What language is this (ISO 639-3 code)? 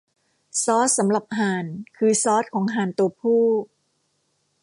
tha